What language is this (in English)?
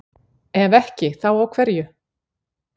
Icelandic